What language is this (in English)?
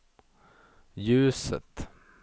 Swedish